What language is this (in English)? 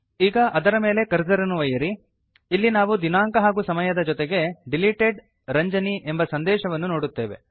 Kannada